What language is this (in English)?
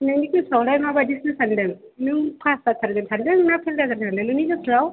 Bodo